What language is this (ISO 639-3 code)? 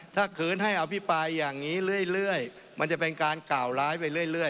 tha